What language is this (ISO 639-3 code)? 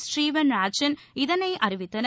tam